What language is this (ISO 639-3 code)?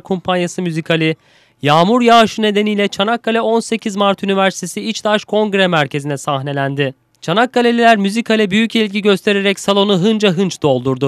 tur